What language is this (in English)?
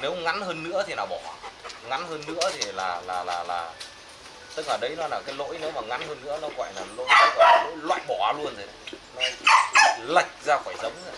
Vietnamese